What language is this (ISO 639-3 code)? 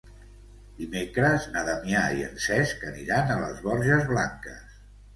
cat